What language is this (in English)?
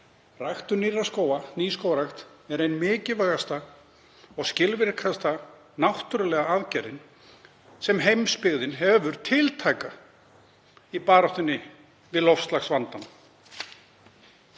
Icelandic